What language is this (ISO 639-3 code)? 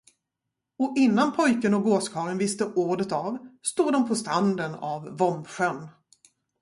swe